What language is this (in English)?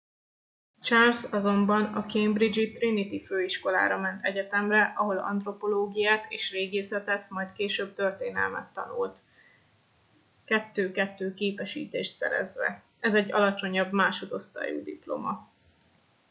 Hungarian